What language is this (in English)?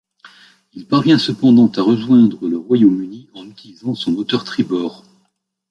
French